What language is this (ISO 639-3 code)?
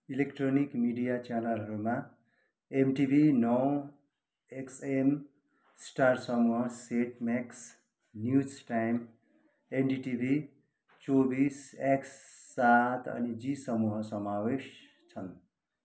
nep